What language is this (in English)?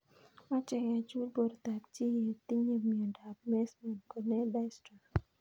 Kalenjin